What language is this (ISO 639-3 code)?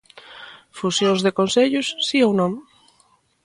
glg